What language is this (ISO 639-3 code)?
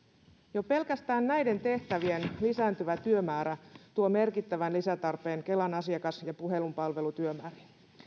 fin